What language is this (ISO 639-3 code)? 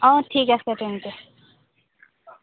asm